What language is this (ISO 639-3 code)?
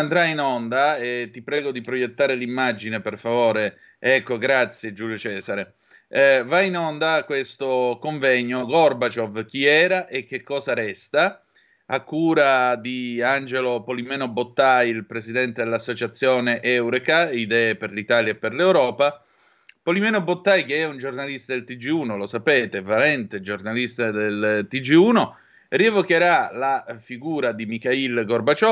ita